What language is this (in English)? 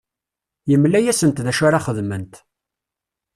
Kabyle